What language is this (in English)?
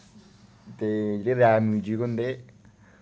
Dogri